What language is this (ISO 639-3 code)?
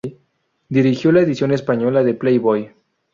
spa